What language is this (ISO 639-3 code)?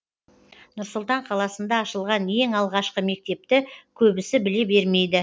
kaz